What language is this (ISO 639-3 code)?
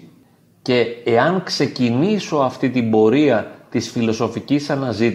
ell